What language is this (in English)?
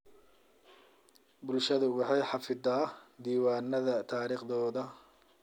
Somali